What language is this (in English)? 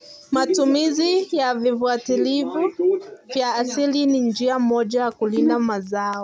Kalenjin